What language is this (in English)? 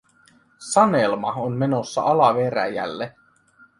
Finnish